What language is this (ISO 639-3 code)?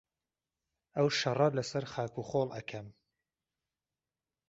ckb